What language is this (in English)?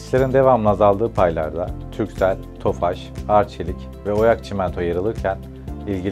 Turkish